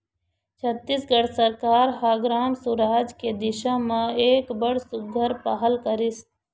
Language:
Chhattisgarhi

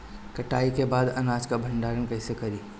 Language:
Bhojpuri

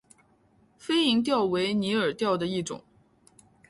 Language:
Chinese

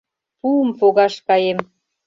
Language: Mari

